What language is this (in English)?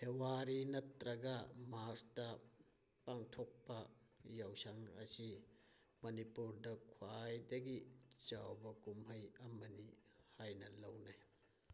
Manipuri